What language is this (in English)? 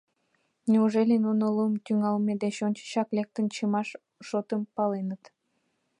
Mari